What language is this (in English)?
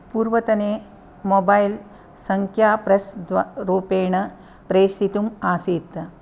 Sanskrit